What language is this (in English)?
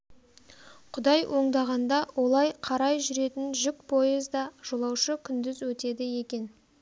Kazakh